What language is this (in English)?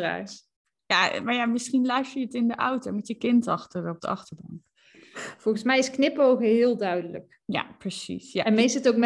Dutch